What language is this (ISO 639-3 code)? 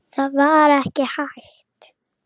isl